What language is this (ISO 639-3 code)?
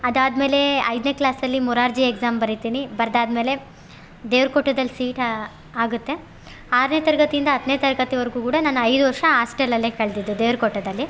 kan